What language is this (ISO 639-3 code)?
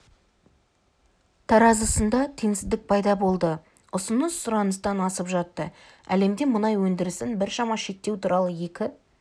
kaz